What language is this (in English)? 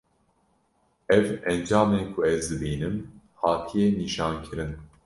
Kurdish